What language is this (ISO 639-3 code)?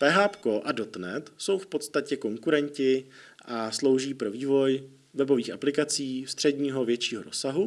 ces